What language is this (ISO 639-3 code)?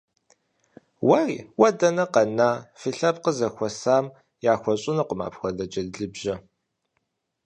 kbd